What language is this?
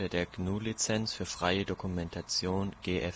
German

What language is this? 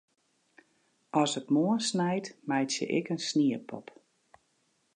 Western Frisian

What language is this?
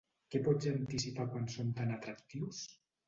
Catalan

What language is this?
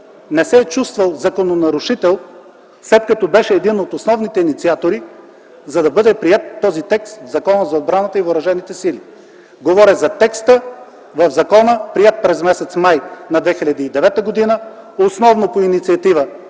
Bulgarian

